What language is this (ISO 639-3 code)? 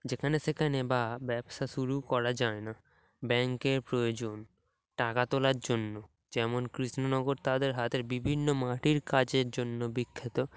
ben